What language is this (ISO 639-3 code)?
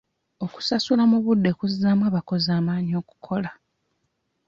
lug